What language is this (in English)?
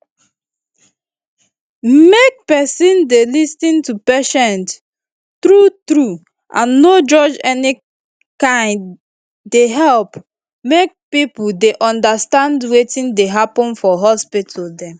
Nigerian Pidgin